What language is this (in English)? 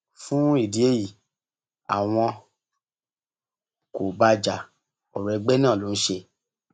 Yoruba